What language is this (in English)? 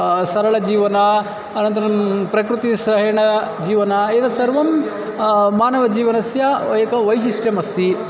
Sanskrit